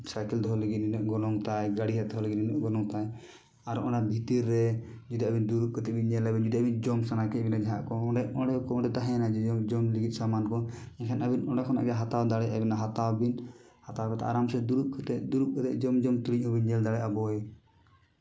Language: Santali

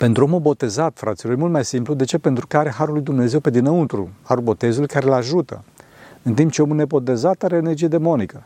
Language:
Romanian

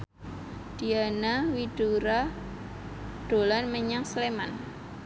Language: Javanese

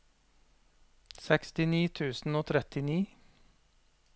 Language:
Norwegian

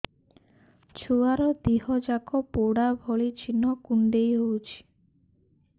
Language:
Odia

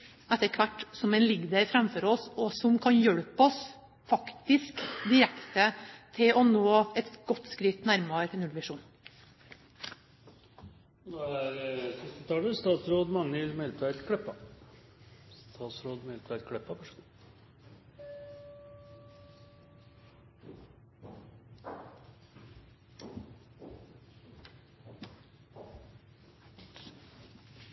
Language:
Norwegian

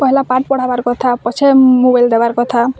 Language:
Odia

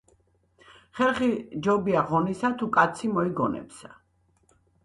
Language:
Georgian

